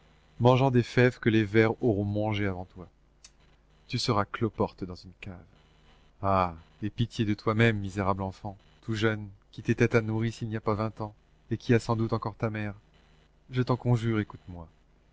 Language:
French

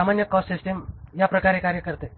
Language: Marathi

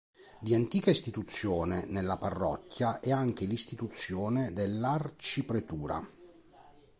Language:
Italian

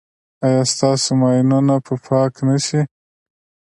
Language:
Pashto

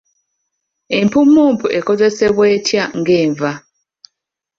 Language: Ganda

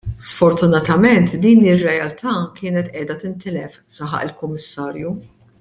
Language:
Maltese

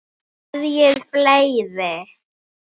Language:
Icelandic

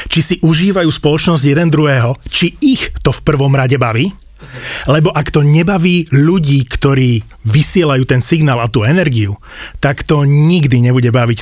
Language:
Slovak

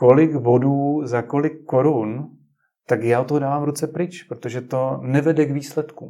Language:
Czech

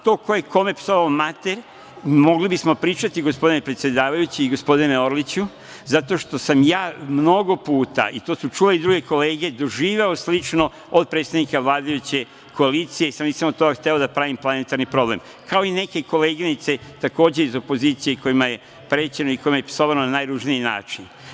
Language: Serbian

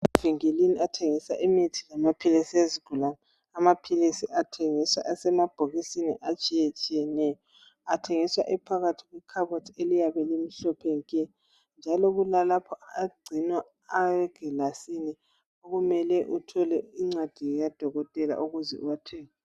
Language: North Ndebele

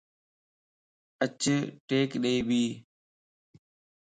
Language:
Lasi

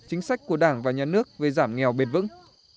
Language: Vietnamese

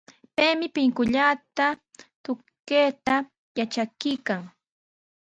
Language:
Sihuas Ancash Quechua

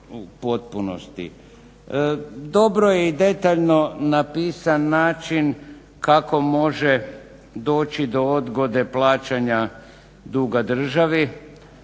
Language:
Croatian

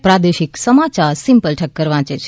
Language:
Gujarati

